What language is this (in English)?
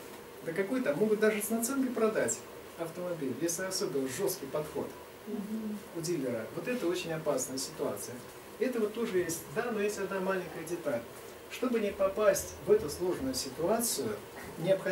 Russian